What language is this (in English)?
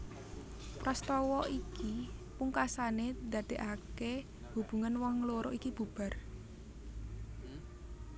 Javanese